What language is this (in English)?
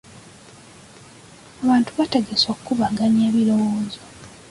Ganda